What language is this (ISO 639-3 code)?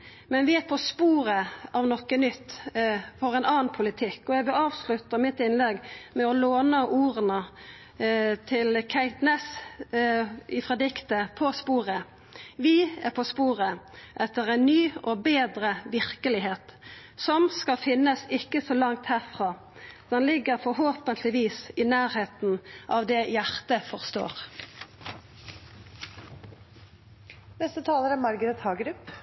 nno